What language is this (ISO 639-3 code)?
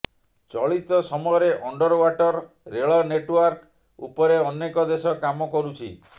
ori